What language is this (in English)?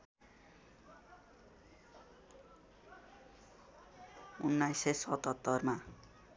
Nepali